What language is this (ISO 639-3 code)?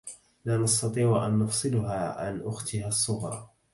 ara